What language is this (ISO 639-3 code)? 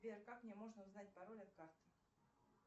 rus